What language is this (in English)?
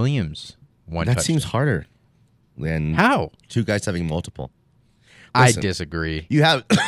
English